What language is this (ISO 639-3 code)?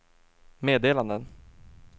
swe